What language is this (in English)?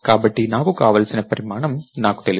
Telugu